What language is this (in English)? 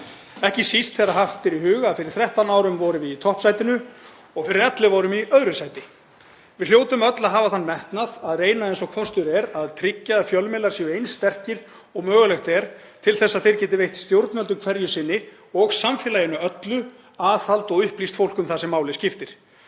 Icelandic